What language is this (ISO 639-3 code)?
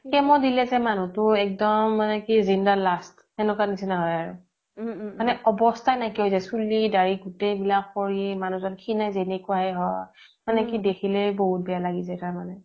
asm